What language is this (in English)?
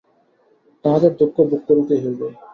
Bangla